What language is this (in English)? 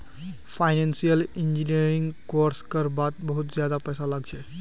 Magahi